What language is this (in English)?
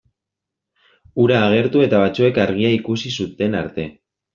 Basque